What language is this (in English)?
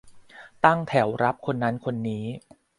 Thai